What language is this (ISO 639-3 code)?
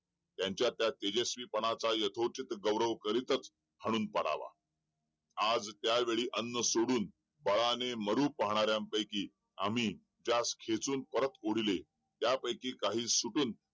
mar